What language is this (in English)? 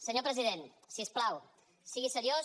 Catalan